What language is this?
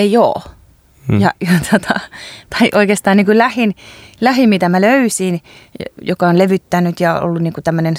Finnish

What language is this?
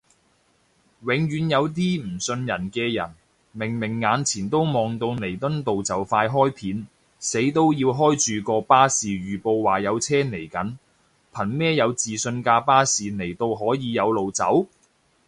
Cantonese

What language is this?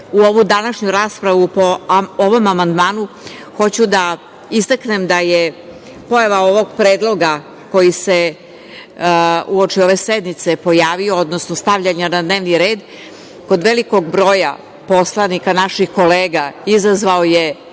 Serbian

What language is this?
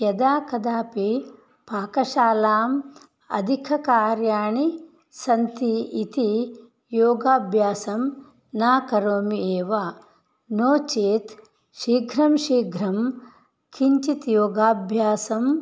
Sanskrit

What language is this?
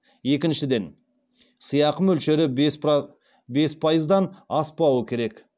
Kazakh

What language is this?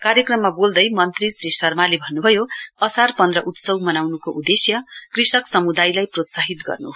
Nepali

